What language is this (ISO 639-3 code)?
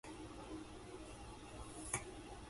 jpn